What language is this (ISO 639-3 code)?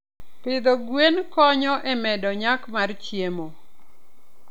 luo